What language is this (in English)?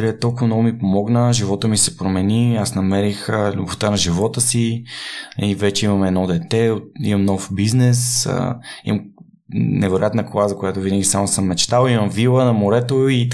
Bulgarian